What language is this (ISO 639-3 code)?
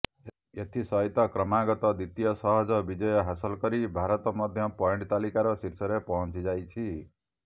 ori